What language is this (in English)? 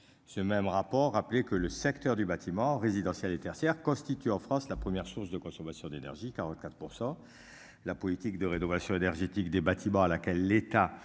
French